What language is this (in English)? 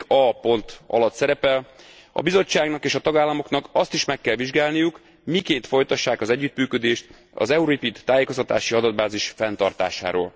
Hungarian